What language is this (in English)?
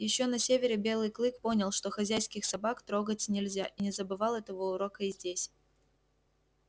Russian